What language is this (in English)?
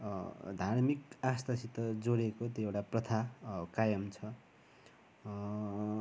Nepali